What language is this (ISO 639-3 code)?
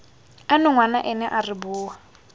tsn